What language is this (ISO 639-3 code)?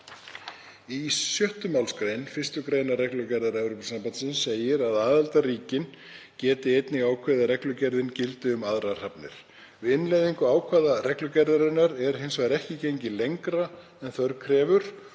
isl